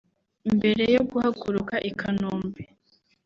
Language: Kinyarwanda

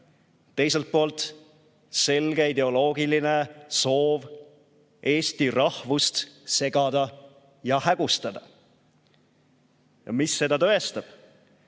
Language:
Estonian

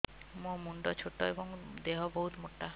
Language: Odia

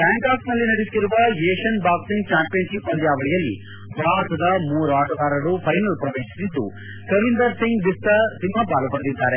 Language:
Kannada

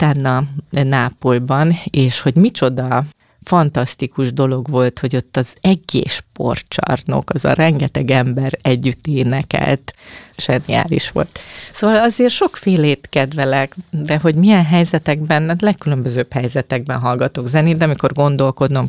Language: Hungarian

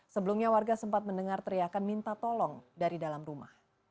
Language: Indonesian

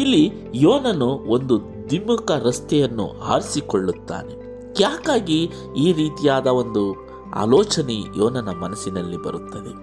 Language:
Kannada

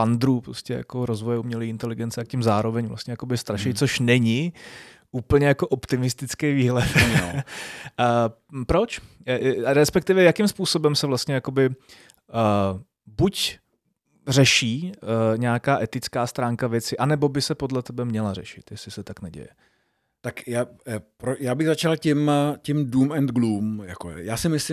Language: Czech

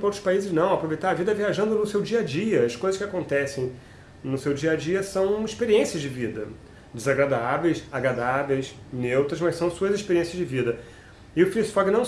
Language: Portuguese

